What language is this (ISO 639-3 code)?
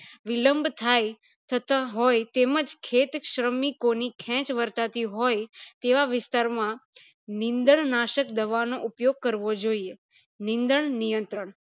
guj